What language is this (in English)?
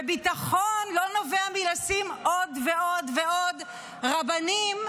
Hebrew